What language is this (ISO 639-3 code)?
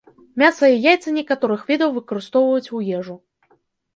bel